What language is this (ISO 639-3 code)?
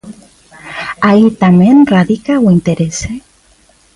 glg